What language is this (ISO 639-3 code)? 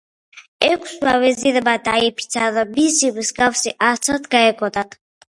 kat